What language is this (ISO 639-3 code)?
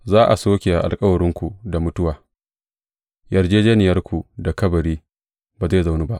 hau